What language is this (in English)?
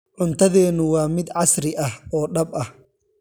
Somali